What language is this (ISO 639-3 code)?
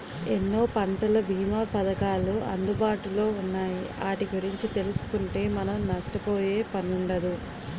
tel